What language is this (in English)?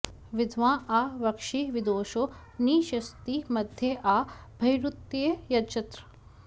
Sanskrit